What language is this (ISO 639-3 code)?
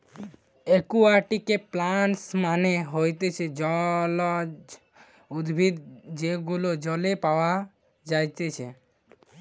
ben